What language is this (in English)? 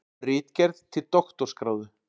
Icelandic